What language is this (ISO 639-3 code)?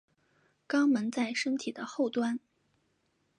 zho